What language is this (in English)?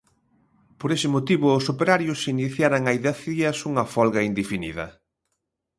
Galician